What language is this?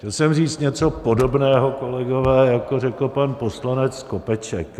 Czech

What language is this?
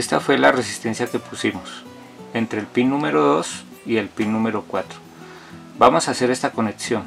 Spanish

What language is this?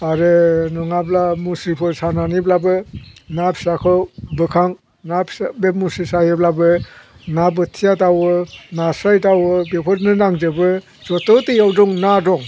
Bodo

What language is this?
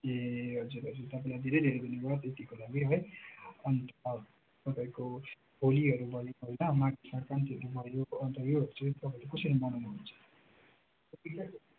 Nepali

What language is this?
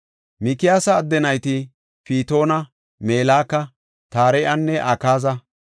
Gofa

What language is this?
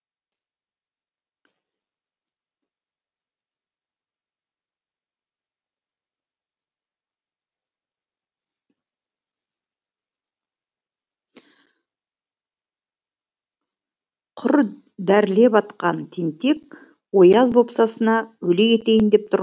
Kazakh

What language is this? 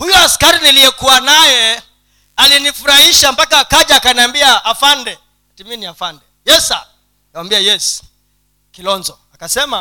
Swahili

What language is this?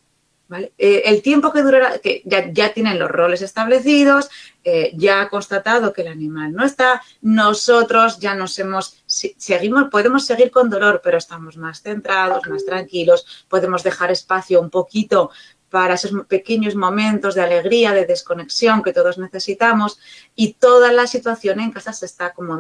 Spanish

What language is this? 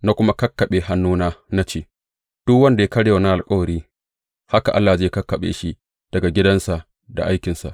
Hausa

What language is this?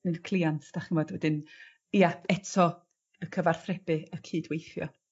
Welsh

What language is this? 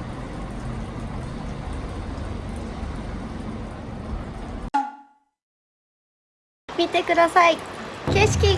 Japanese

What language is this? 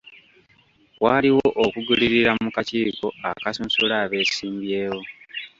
Ganda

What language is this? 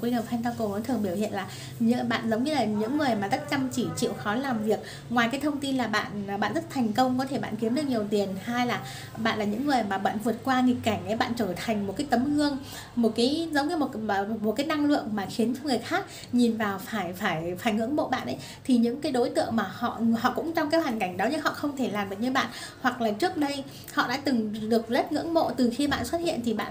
Vietnamese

